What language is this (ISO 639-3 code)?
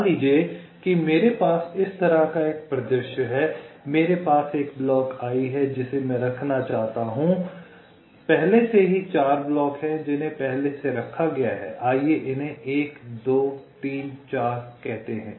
hin